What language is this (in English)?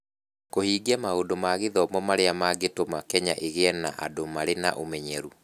Kikuyu